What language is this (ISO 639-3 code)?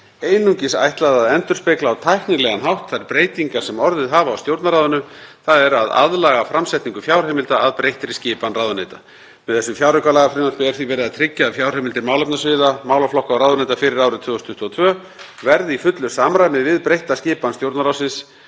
isl